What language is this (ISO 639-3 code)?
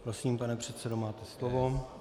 ces